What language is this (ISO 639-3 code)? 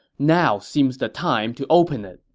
eng